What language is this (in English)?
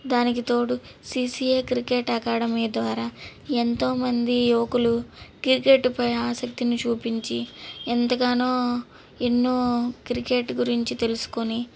Telugu